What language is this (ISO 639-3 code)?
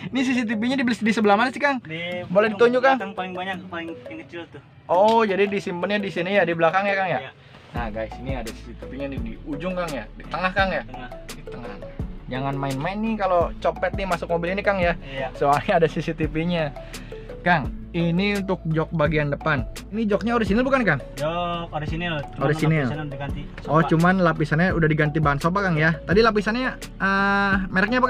ind